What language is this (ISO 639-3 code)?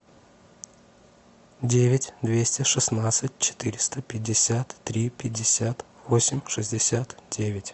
rus